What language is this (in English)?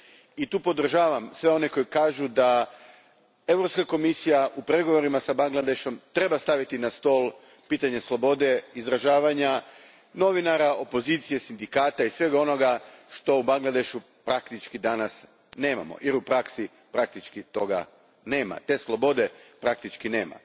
Croatian